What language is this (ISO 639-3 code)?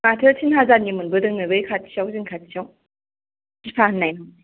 brx